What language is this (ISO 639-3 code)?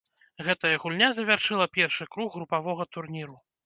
bel